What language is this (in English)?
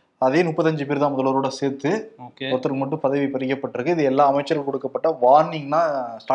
Tamil